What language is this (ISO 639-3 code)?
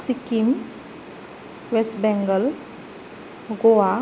brx